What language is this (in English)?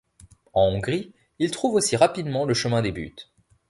French